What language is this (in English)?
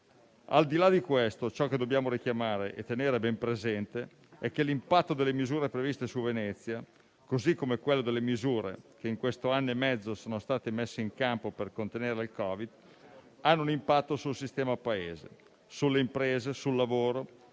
Italian